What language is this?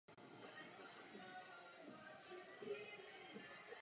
Czech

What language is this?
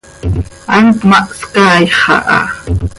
Seri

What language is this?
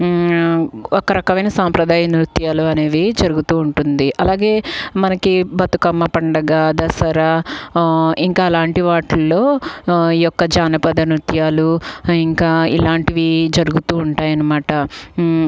Telugu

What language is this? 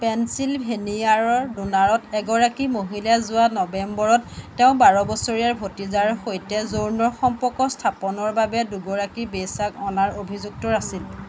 Assamese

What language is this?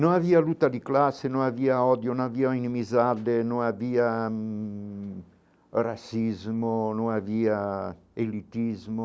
Portuguese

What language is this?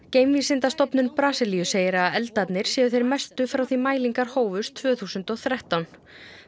Icelandic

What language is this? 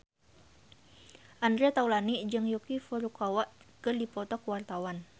Sundanese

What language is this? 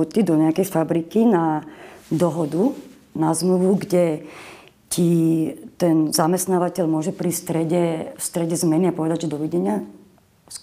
Slovak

